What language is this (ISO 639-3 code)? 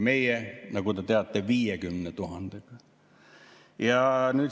est